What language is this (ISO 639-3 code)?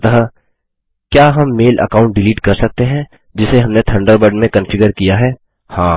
hin